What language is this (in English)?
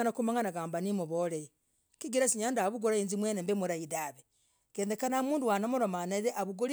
Logooli